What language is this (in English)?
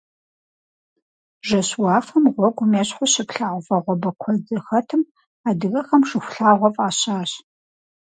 Kabardian